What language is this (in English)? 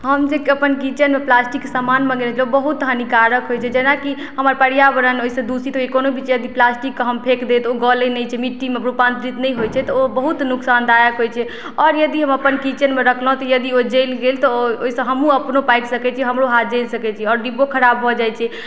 Maithili